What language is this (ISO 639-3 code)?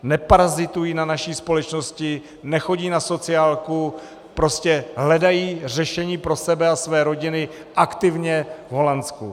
ces